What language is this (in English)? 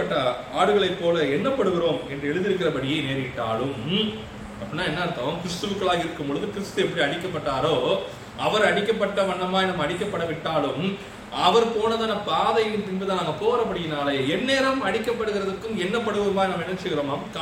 Tamil